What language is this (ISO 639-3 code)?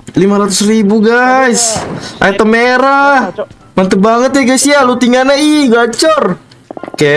ind